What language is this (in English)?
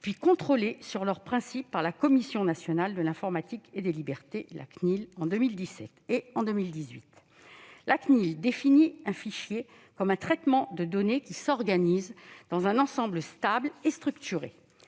French